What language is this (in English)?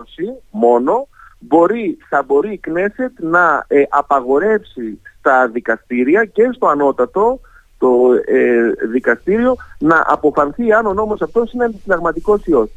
Greek